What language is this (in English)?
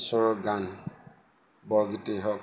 Assamese